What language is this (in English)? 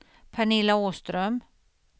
Swedish